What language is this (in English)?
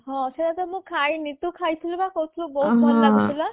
Odia